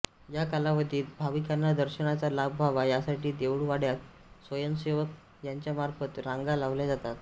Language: Marathi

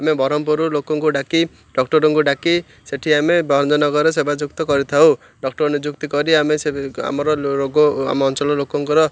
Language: Odia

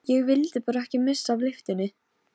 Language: Icelandic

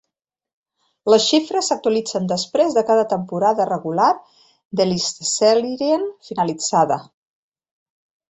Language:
Catalan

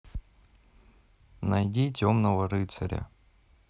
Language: Russian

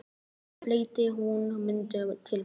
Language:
Icelandic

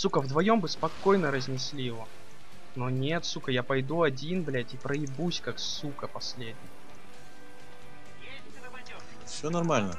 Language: Russian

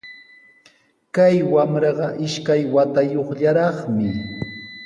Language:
Sihuas Ancash Quechua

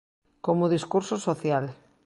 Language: Galician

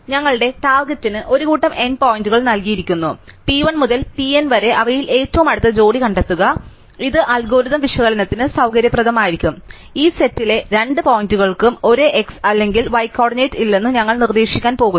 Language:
Malayalam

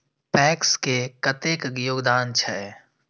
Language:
Maithili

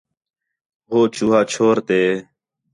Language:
Khetrani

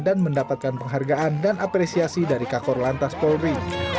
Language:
Indonesian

